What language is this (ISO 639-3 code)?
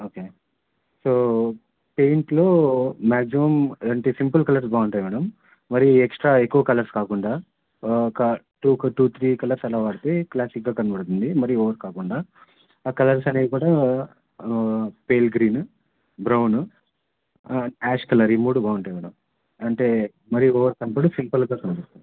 tel